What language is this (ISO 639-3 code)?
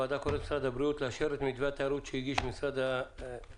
heb